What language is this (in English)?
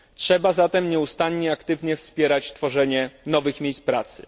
Polish